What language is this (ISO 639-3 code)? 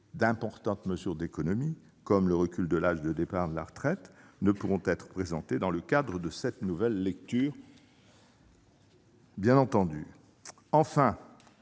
fra